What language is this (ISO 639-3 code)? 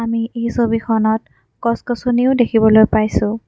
asm